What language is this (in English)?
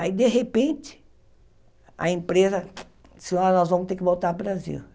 Portuguese